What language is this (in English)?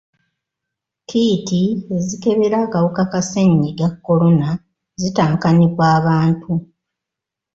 Ganda